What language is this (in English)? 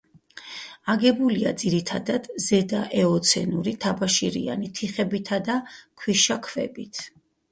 Georgian